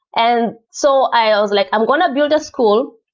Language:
English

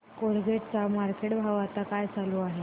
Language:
Marathi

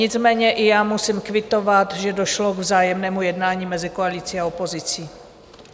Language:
Czech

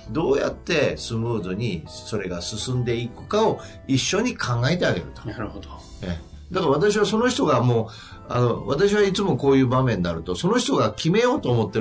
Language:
Japanese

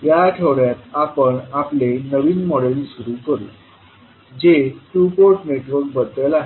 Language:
Marathi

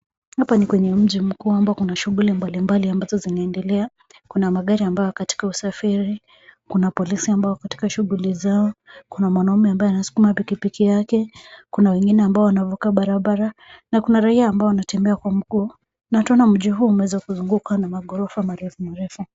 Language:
Swahili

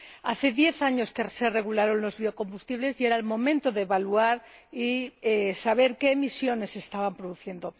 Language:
Spanish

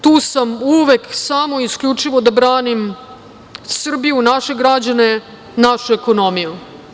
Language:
Serbian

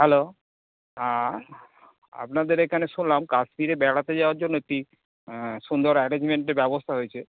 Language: Bangla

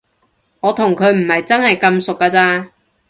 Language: Cantonese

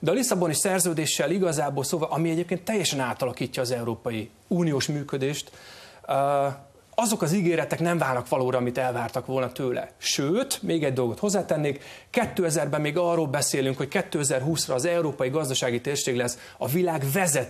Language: Hungarian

